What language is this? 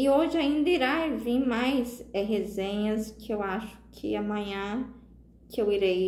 Portuguese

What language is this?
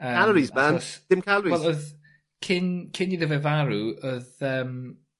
Welsh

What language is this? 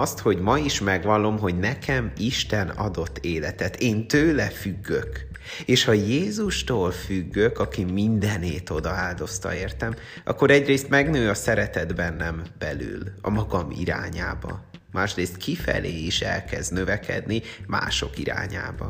Hungarian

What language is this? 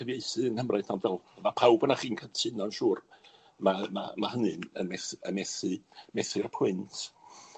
Welsh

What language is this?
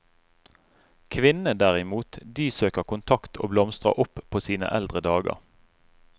Norwegian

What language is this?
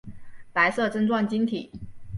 Chinese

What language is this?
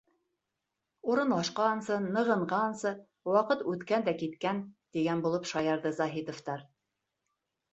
Bashkir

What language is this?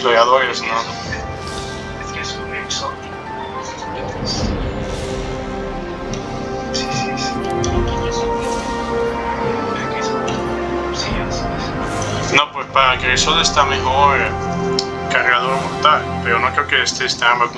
Spanish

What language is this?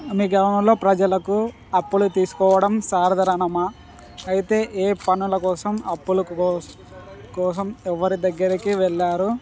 Telugu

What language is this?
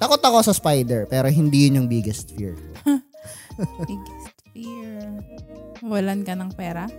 Filipino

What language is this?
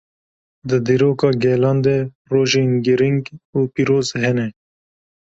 Kurdish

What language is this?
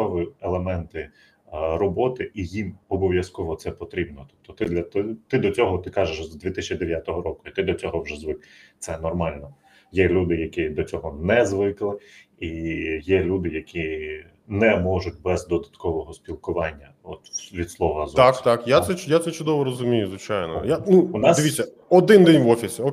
Ukrainian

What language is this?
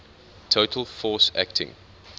English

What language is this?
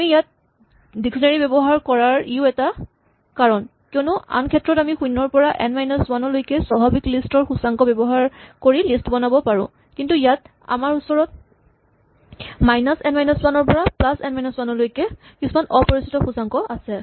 Assamese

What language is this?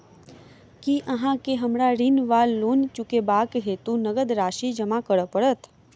Maithili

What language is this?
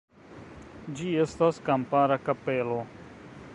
Esperanto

